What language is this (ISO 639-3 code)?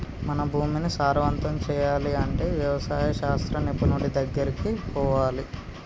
tel